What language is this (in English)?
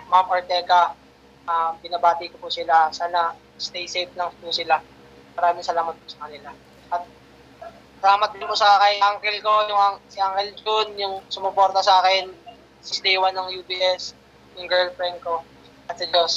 Filipino